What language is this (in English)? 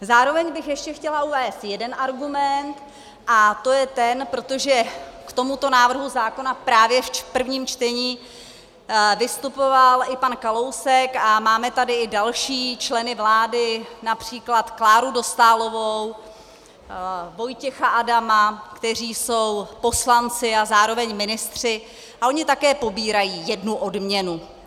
Czech